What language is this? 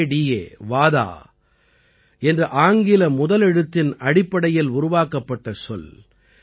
Tamil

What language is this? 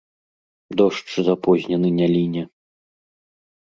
Belarusian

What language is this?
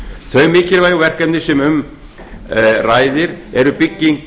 Icelandic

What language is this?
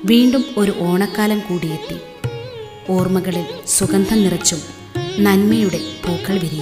Malayalam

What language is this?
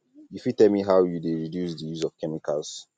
Nigerian Pidgin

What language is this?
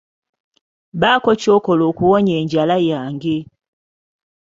Ganda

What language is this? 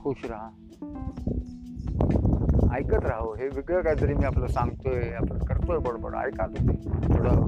Hindi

